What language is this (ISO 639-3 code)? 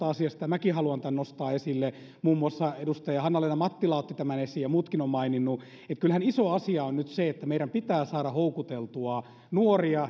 fin